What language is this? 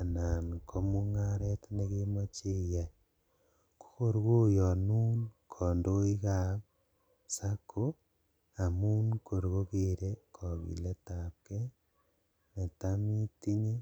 Kalenjin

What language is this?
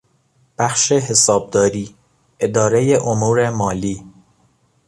Persian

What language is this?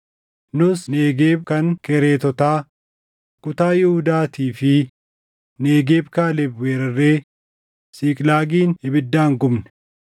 Oromo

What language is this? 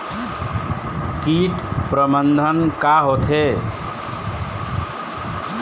Chhattisgarhi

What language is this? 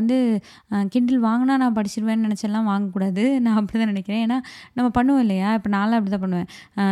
Tamil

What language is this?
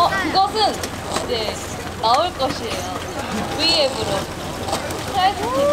Korean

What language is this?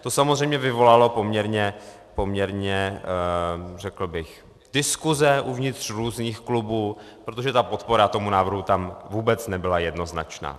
Czech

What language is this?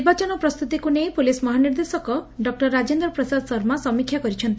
Odia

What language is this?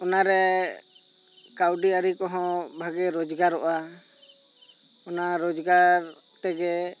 Santali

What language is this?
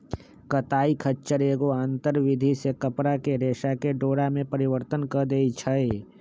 Magahi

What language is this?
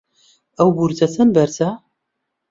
Central Kurdish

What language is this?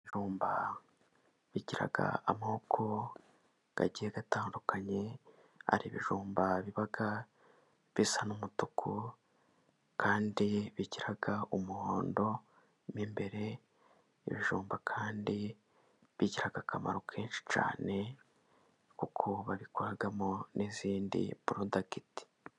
Kinyarwanda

